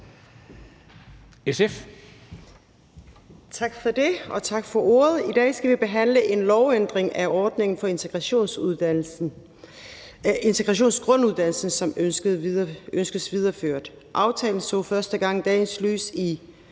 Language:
Danish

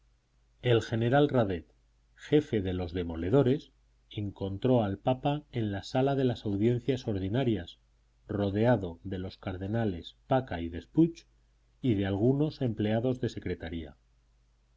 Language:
Spanish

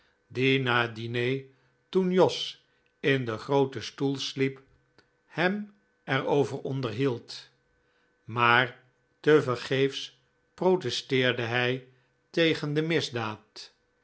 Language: Dutch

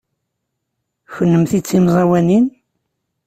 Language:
Kabyle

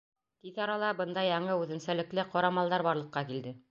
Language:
Bashkir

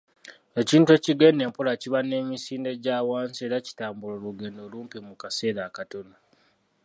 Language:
Ganda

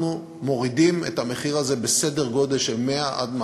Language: Hebrew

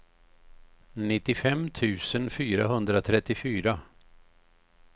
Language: Swedish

